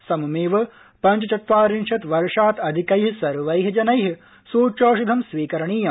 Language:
Sanskrit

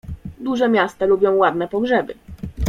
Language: Polish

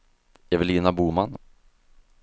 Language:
Swedish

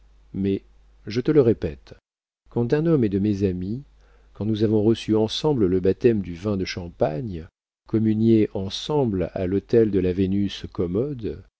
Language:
French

